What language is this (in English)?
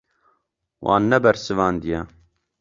Kurdish